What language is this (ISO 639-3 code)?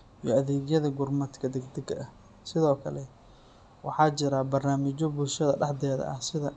som